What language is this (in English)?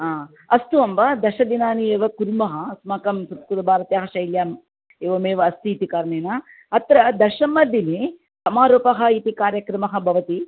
Sanskrit